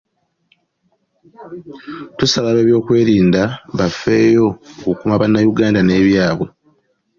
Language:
Ganda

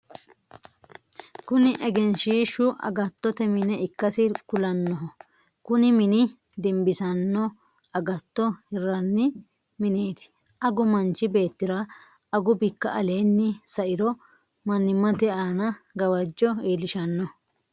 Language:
Sidamo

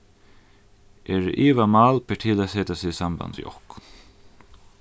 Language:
Faroese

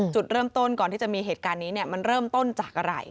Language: Thai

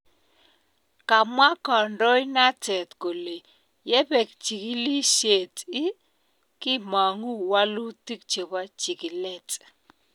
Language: Kalenjin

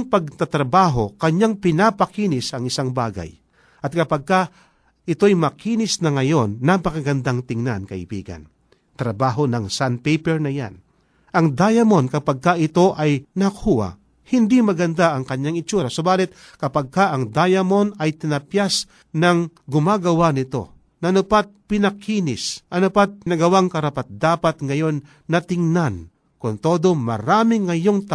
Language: Filipino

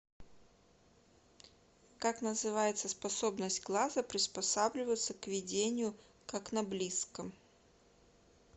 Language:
Russian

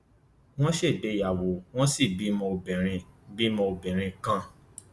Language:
Yoruba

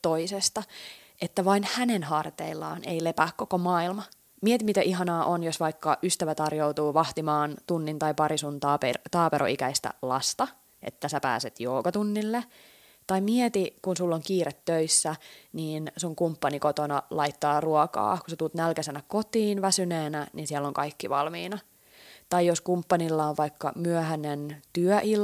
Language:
Finnish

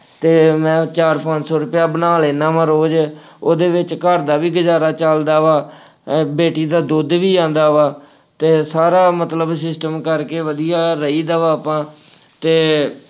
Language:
Punjabi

